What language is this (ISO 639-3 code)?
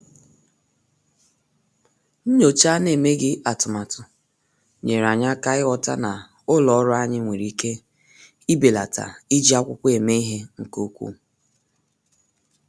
ibo